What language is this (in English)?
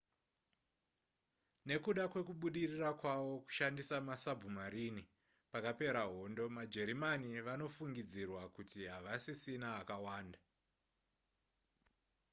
Shona